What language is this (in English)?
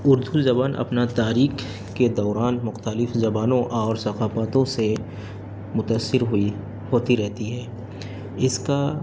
Urdu